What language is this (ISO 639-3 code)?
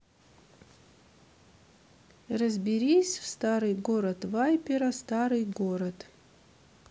rus